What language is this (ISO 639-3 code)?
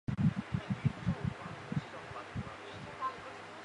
zho